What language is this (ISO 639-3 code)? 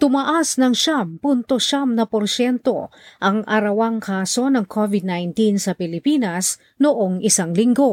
fil